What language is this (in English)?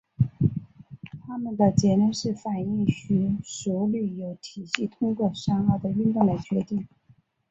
Chinese